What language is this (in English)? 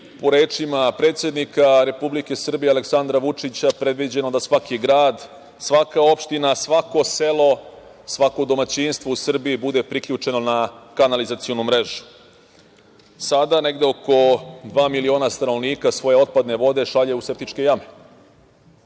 Serbian